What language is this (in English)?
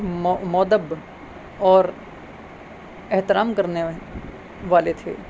Urdu